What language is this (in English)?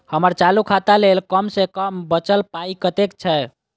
Maithili